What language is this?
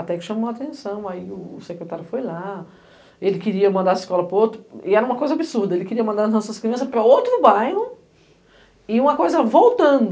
Portuguese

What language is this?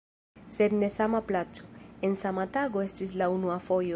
Esperanto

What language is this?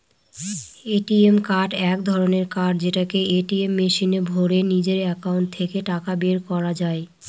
Bangla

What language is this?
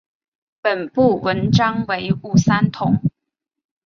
Chinese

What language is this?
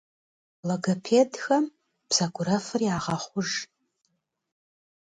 Kabardian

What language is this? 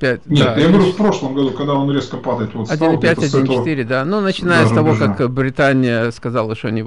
Russian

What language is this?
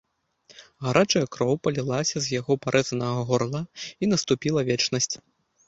Belarusian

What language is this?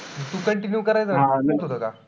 Marathi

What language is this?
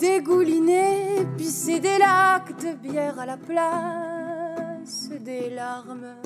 French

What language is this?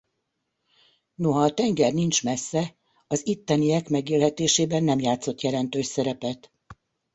Hungarian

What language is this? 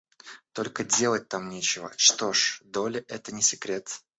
Russian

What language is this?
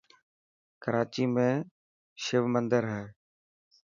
Dhatki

